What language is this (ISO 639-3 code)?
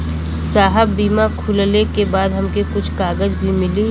bho